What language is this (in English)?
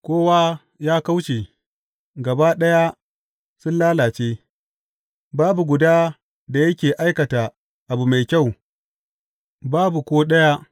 Hausa